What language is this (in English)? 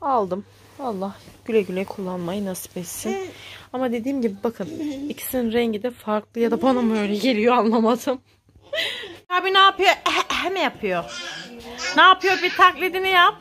Turkish